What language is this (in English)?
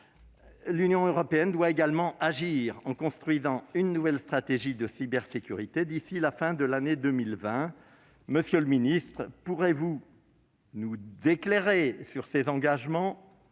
French